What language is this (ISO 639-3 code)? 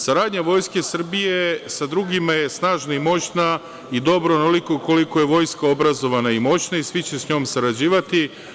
srp